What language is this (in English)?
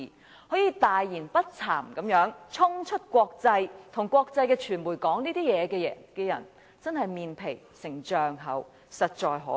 Cantonese